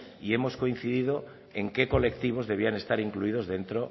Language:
Spanish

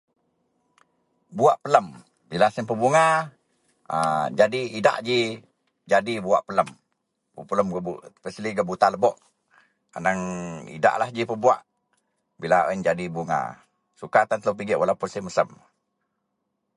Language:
Central Melanau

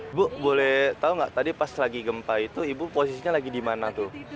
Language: Indonesian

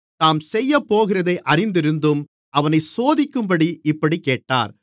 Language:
Tamil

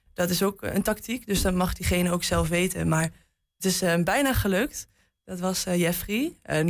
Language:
Dutch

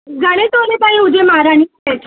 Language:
Sindhi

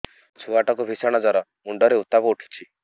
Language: Odia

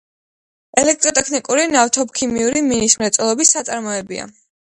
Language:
Georgian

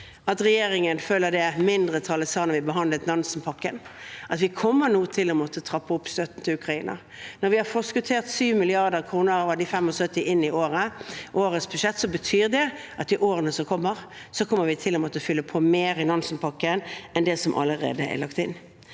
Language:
Norwegian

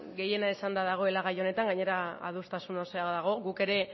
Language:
Basque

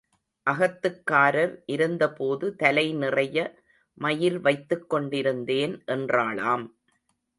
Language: Tamil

